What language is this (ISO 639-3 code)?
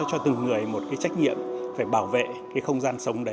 vie